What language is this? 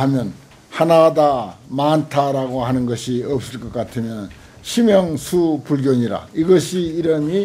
Korean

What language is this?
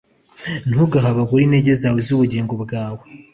Kinyarwanda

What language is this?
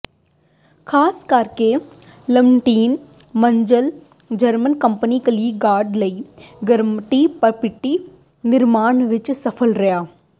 Punjabi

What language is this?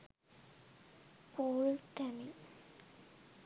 Sinhala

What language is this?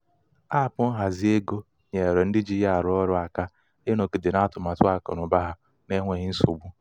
Igbo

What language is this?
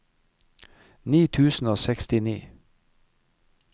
Norwegian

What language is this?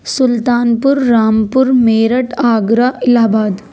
Urdu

